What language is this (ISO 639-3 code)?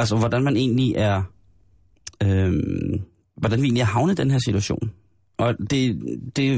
dan